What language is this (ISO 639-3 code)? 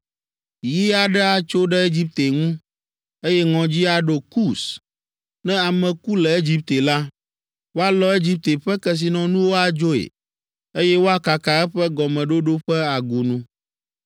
ewe